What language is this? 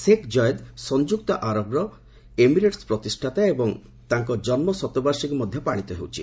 Odia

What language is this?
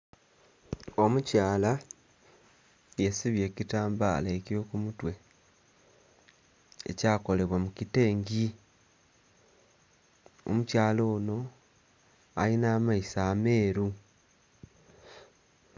Soga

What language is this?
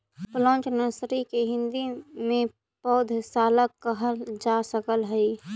Magahi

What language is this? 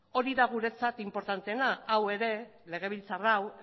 Basque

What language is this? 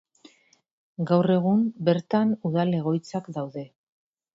Basque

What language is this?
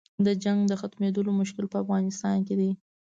Pashto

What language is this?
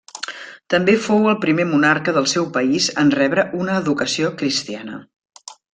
Catalan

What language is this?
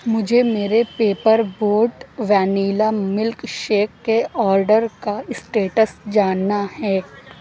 Urdu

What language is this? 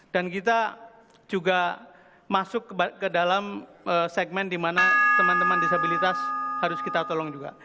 Indonesian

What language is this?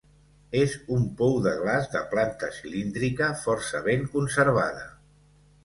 Catalan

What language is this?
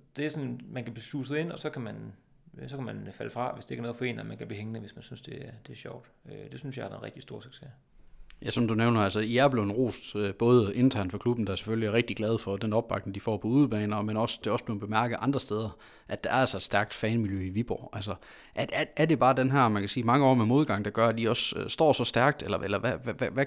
Danish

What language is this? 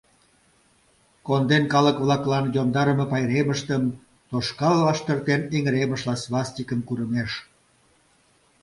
Mari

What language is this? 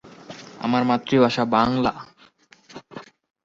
Bangla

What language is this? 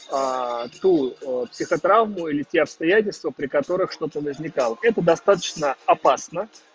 Russian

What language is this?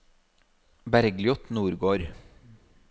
Norwegian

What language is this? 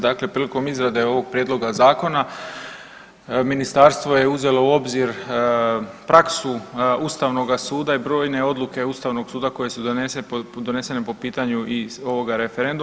Croatian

